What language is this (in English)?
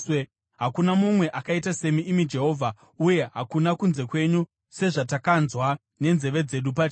Shona